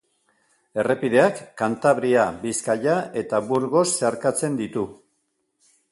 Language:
Basque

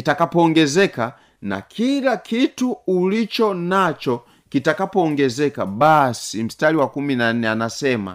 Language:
Swahili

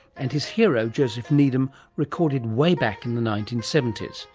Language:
English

